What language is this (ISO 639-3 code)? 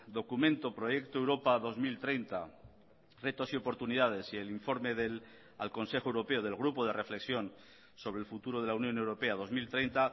spa